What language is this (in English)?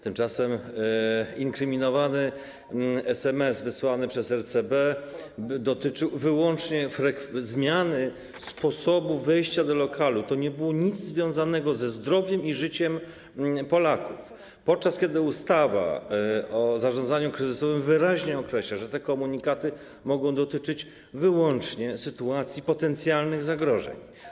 Polish